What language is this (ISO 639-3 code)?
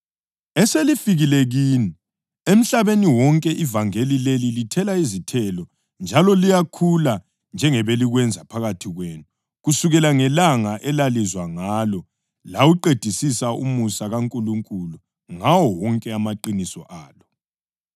nde